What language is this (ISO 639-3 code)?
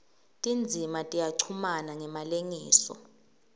ssw